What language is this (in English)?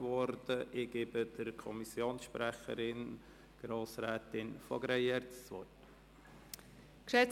Swiss German